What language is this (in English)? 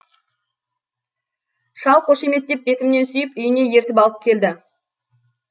Kazakh